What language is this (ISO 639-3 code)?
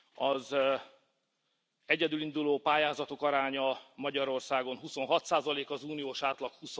hun